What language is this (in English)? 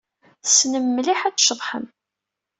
Kabyle